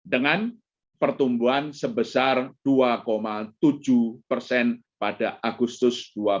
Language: Indonesian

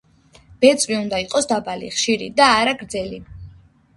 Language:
Georgian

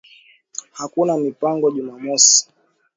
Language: Swahili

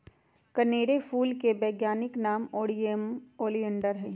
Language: Magahi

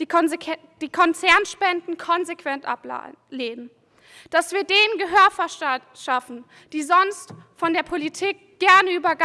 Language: German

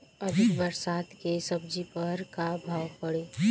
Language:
Bhojpuri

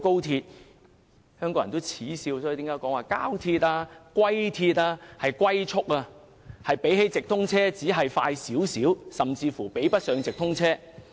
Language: Cantonese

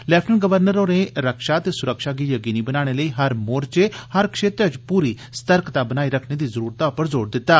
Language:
Dogri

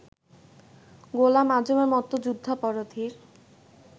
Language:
Bangla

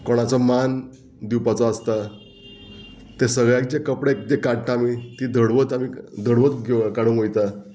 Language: Konkani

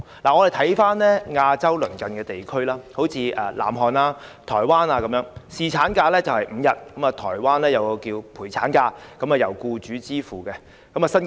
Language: Cantonese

